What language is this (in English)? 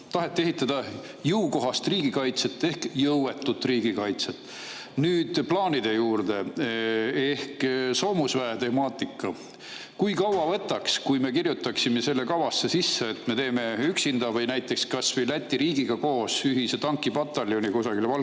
Estonian